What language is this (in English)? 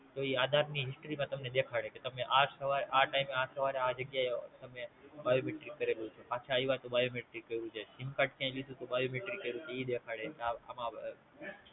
Gujarati